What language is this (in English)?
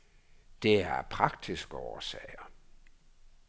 Danish